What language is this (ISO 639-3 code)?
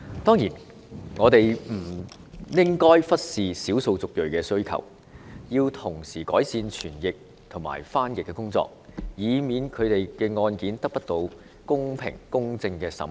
yue